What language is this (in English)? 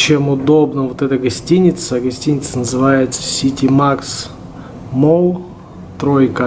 Russian